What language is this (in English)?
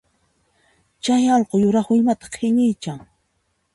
Puno Quechua